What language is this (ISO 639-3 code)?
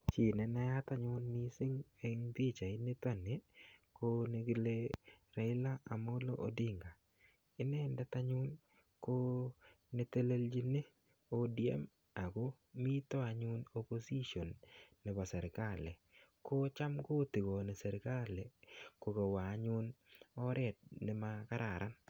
kln